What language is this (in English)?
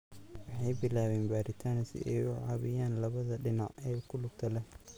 Somali